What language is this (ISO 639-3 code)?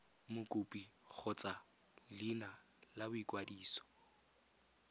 tsn